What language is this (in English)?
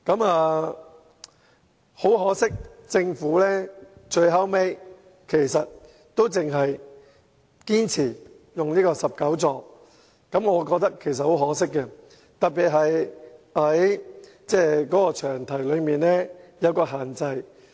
Cantonese